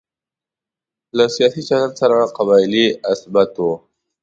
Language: Pashto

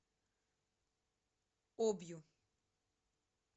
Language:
Russian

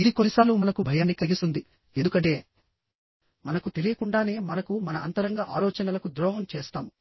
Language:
Telugu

